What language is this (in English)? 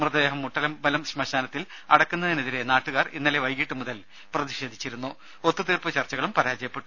Malayalam